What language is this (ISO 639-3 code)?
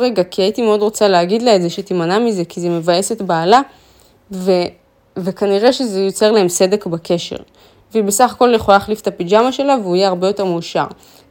heb